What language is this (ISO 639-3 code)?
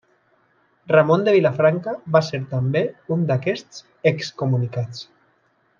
cat